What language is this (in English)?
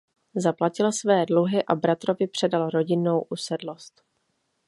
Czech